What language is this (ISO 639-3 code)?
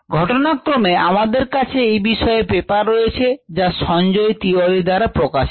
ben